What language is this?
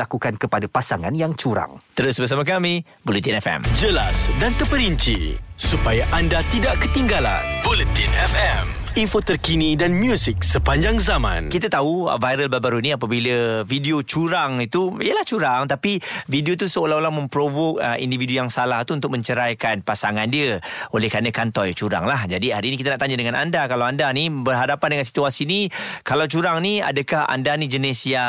Malay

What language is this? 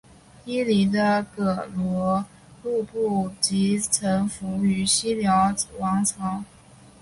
Chinese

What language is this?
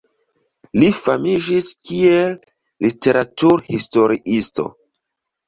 Esperanto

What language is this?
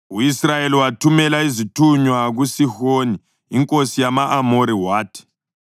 North Ndebele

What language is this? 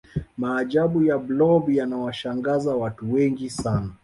Swahili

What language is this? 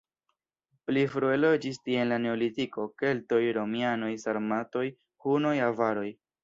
Esperanto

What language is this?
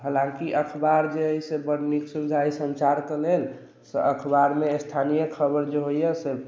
Maithili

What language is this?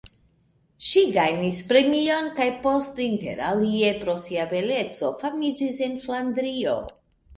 Esperanto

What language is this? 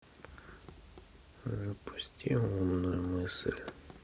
Russian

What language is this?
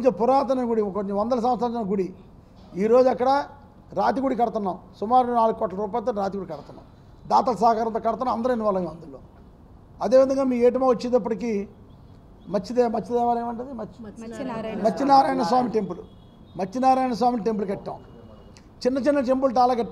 Telugu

